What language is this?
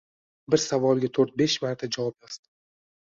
Uzbek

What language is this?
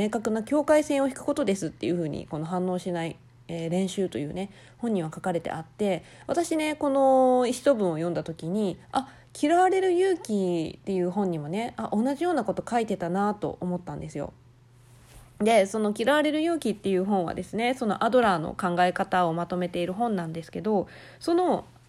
Japanese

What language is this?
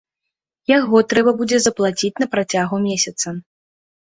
Belarusian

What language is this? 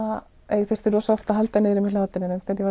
Icelandic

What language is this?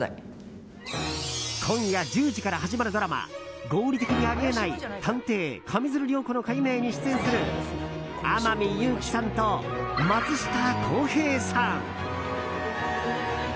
Japanese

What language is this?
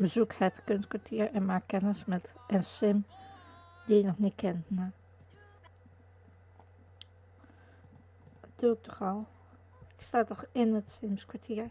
Dutch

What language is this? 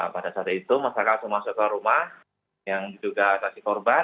Indonesian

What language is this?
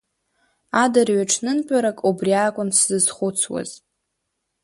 Abkhazian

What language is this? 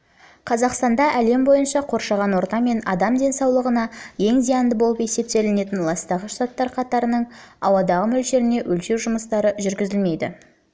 Kazakh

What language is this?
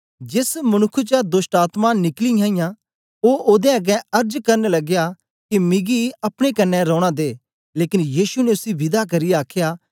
Dogri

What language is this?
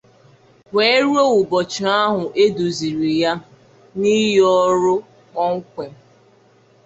Igbo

